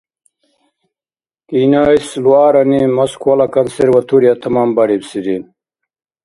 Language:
Dargwa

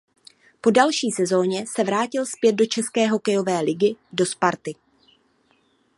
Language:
Czech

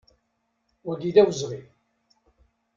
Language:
Kabyle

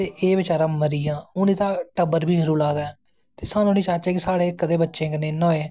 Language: Dogri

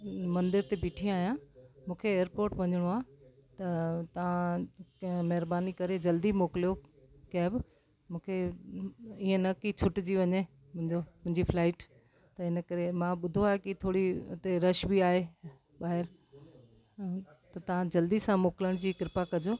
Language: Sindhi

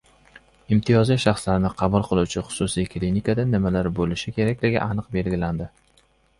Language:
Uzbek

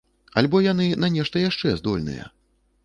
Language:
Belarusian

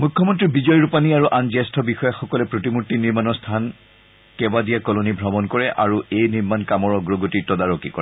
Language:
Assamese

